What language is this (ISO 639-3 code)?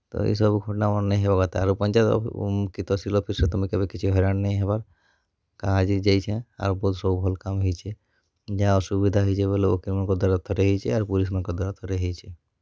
ori